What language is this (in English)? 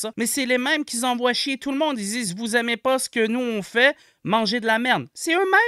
French